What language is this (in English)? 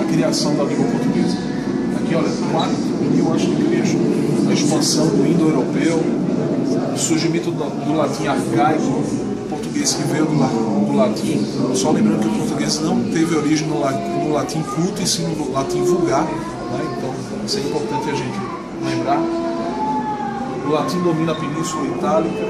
Portuguese